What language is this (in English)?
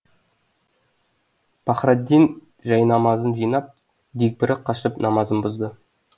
Kazakh